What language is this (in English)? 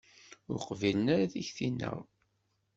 Kabyle